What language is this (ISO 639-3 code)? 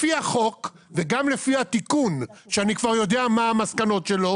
heb